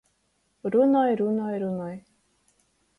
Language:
Latgalian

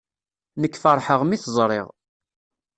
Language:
Kabyle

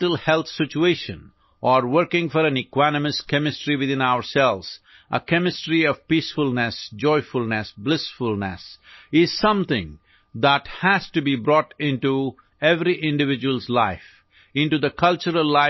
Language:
Assamese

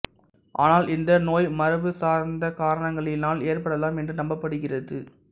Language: Tamil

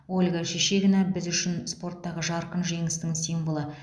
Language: Kazakh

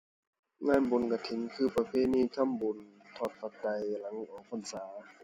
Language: Thai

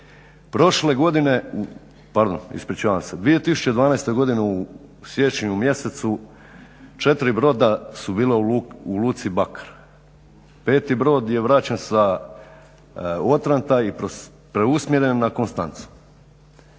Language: Croatian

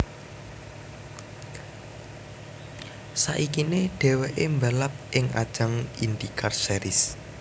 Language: Javanese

